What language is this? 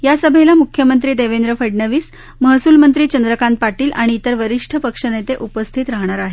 Marathi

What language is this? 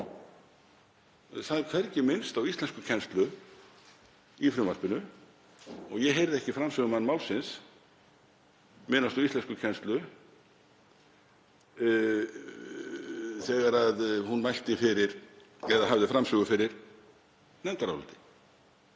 Icelandic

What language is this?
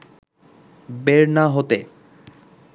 Bangla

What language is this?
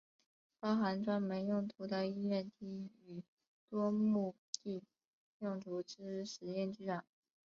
Chinese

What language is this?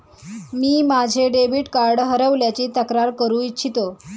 Marathi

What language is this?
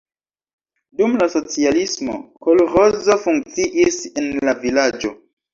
Esperanto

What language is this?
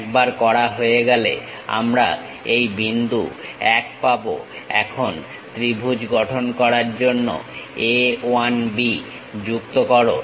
Bangla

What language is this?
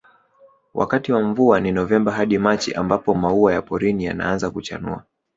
Swahili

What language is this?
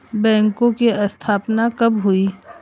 Hindi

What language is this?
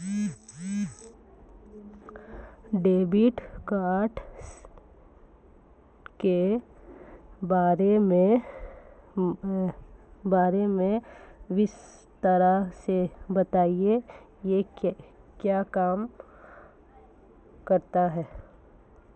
Hindi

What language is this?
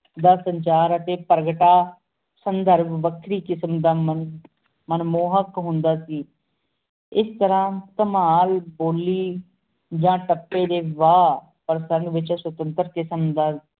Punjabi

